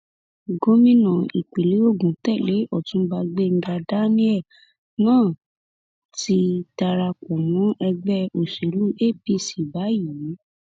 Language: Yoruba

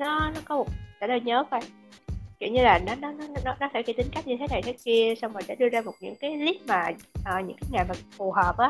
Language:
Vietnamese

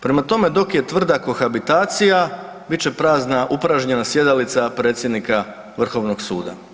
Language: Croatian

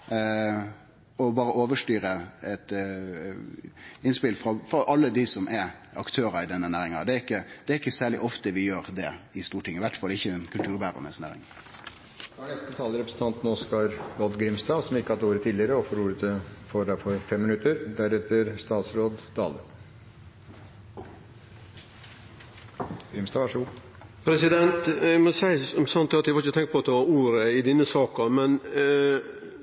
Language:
Norwegian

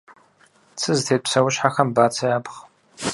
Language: Kabardian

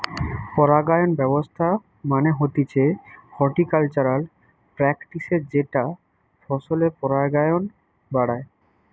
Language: Bangla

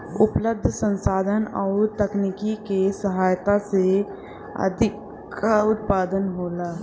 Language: Bhojpuri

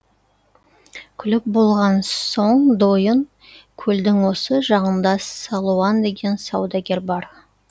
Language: Kazakh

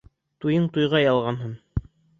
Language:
Bashkir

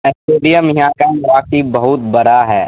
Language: Urdu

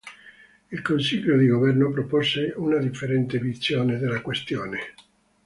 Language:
Italian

